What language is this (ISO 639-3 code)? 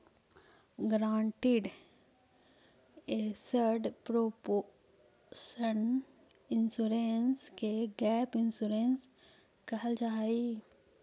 mag